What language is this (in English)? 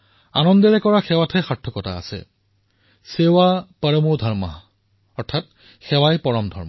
Assamese